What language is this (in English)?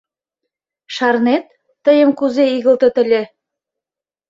Mari